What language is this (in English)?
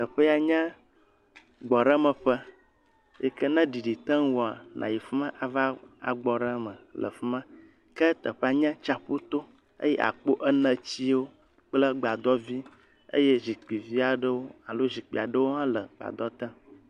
Ewe